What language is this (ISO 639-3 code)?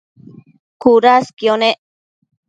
mcf